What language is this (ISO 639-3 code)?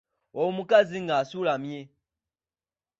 lug